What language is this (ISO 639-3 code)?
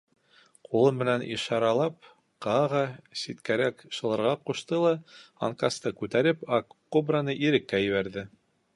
bak